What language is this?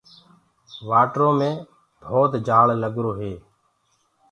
Gurgula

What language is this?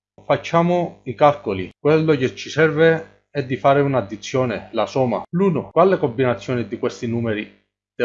Italian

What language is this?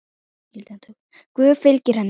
Icelandic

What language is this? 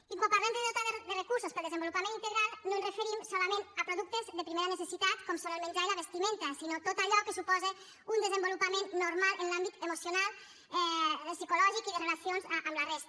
Catalan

